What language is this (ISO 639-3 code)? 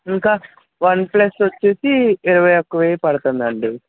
tel